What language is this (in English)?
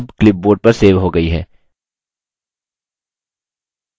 Hindi